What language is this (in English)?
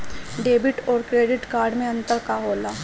Bhojpuri